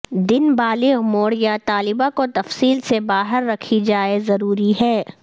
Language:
Urdu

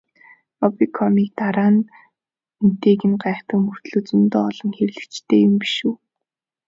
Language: Mongolian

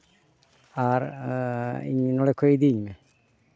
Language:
Santali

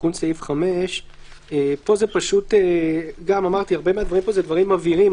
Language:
Hebrew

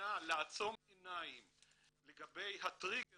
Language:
Hebrew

